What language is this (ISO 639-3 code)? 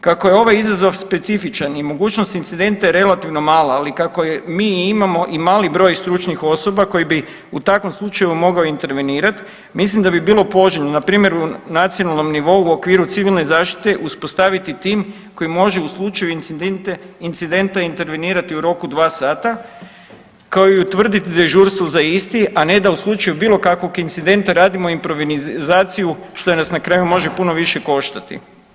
hrv